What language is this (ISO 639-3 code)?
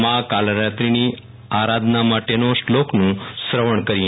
guj